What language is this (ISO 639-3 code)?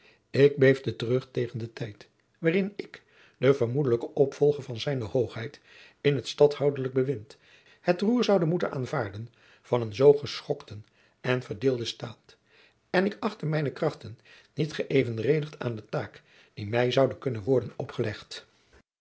nld